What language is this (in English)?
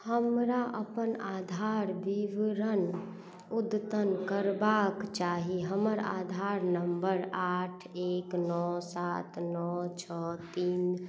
Maithili